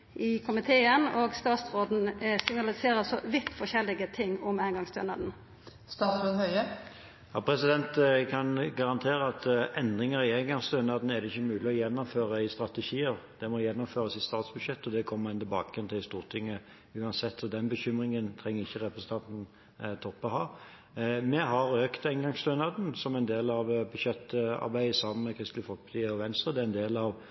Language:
Norwegian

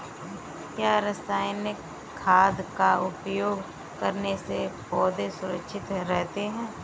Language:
Hindi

